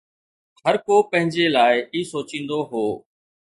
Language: Sindhi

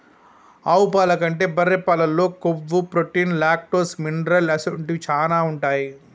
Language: Telugu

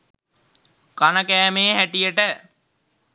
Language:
Sinhala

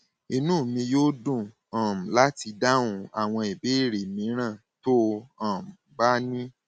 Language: Yoruba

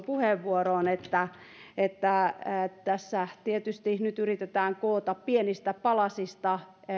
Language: Finnish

